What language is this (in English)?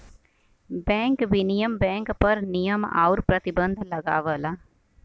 Bhojpuri